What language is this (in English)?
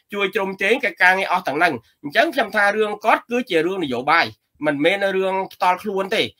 Vietnamese